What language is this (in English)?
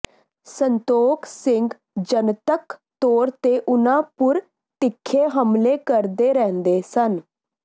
Punjabi